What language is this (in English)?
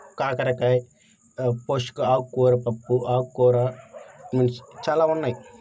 Telugu